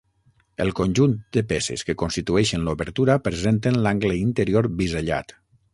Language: Catalan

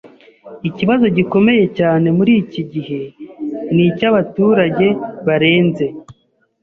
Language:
Kinyarwanda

